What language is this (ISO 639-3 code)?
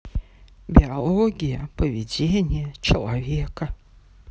rus